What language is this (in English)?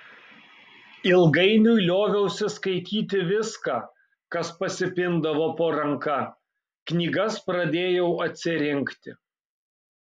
Lithuanian